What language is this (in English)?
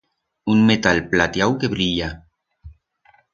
Aragonese